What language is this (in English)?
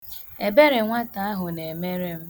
Igbo